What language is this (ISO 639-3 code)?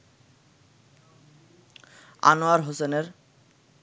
ben